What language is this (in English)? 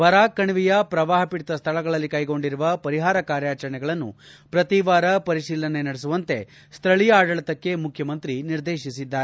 Kannada